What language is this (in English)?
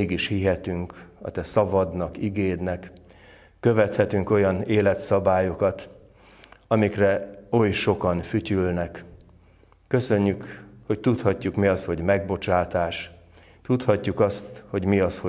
Hungarian